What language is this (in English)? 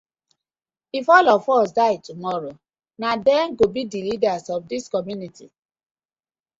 Nigerian Pidgin